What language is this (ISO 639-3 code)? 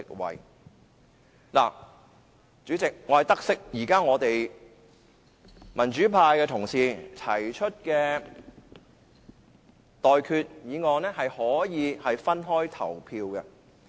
yue